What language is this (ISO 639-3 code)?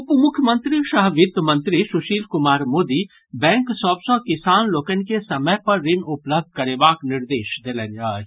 mai